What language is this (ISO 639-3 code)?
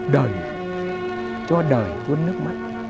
vie